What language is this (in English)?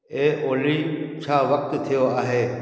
Sindhi